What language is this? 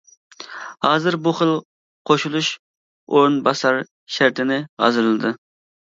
Uyghur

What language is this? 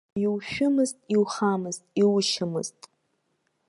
Abkhazian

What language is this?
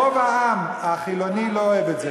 Hebrew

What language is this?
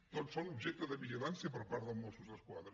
Catalan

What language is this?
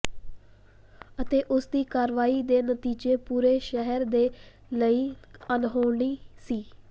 Punjabi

